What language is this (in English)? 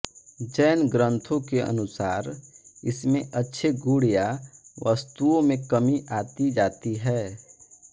Hindi